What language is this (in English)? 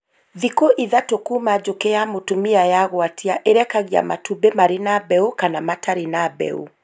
Kikuyu